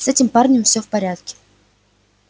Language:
Russian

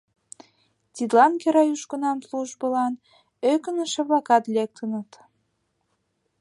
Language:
Mari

